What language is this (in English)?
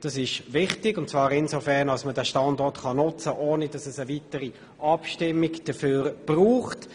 Swiss German